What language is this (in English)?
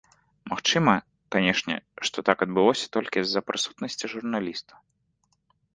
Belarusian